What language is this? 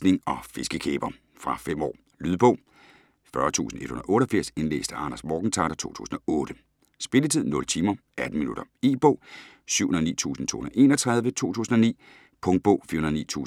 Danish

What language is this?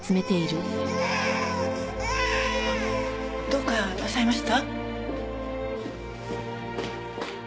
Japanese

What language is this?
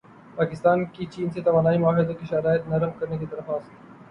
Urdu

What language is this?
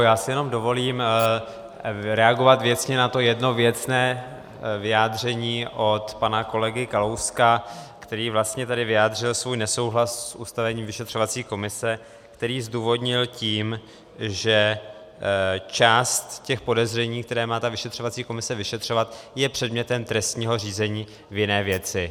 Czech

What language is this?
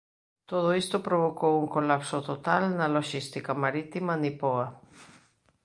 Galician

